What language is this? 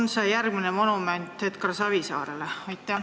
Estonian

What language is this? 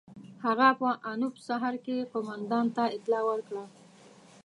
Pashto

